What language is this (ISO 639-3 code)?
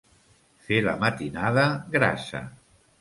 cat